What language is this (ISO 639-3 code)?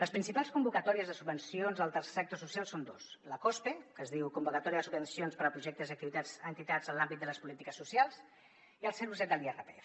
cat